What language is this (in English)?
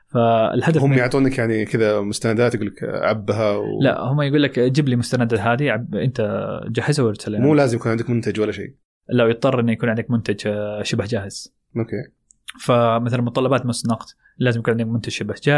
Arabic